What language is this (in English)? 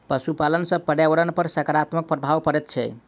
Maithili